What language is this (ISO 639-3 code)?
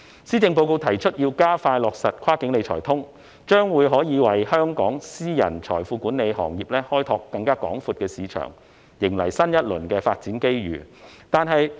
yue